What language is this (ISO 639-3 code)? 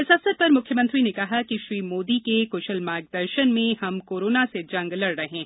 hin